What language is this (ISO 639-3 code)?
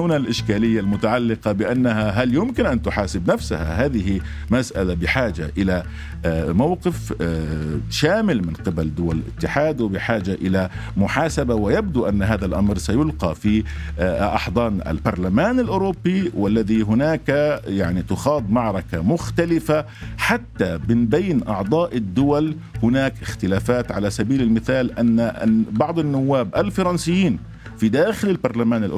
ara